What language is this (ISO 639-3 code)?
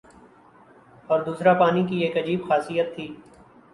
urd